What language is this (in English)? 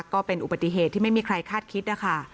Thai